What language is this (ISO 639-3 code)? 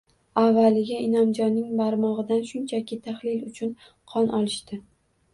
uzb